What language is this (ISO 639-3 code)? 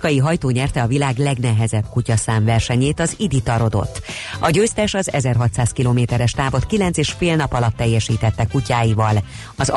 hun